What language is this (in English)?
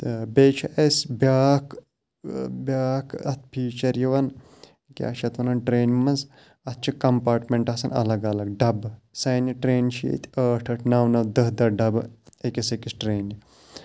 Kashmiri